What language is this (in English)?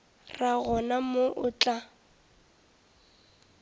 Northern Sotho